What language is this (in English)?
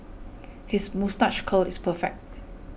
English